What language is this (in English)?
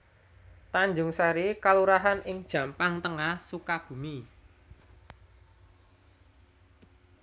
Javanese